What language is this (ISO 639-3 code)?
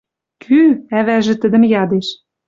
mrj